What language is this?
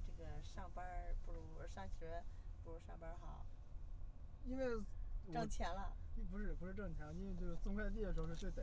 Chinese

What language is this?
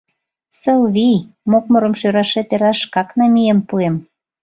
Mari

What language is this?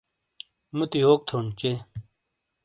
Shina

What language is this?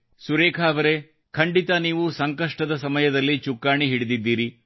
Kannada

